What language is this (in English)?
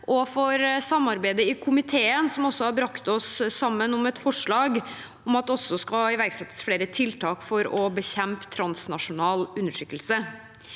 Norwegian